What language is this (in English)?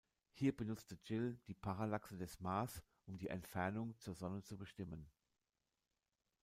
German